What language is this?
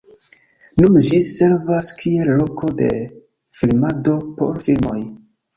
Esperanto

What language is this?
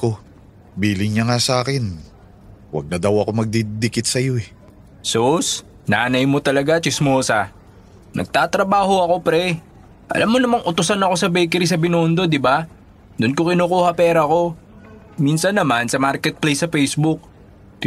Filipino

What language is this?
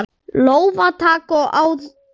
Icelandic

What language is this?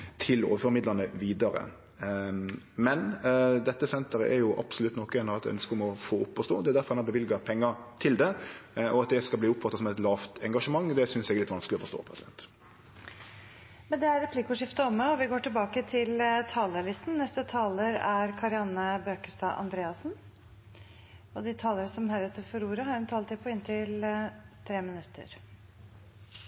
Norwegian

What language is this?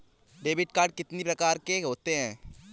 Hindi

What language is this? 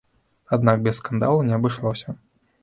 Belarusian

